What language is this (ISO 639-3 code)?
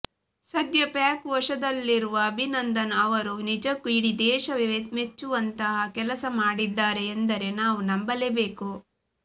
kan